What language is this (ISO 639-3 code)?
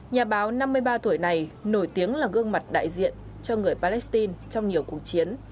vie